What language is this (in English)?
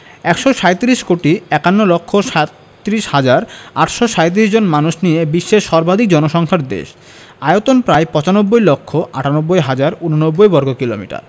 Bangla